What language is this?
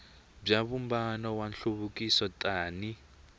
Tsonga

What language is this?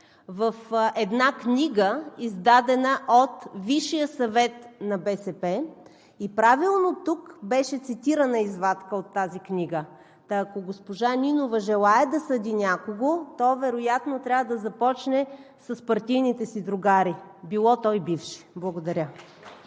Bulgarian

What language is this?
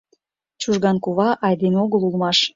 Mari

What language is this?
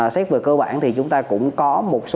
Vietnamese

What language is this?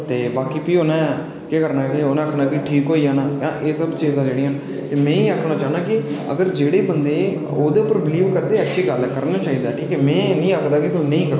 Dogri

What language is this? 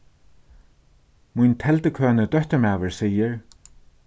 Faroese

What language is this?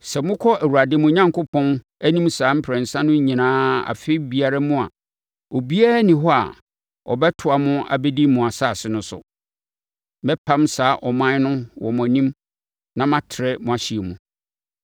Akan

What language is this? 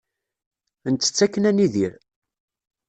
Kabyle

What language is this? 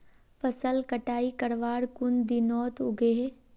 Magahi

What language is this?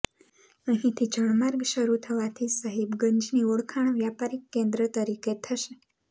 Gujarati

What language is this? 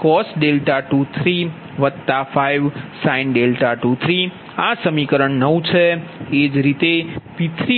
Gujarati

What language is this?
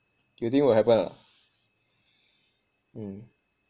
English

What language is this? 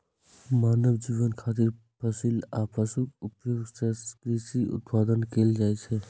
Maithili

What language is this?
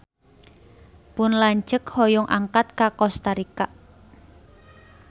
Sundanese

